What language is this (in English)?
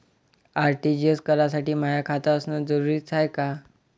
Marathi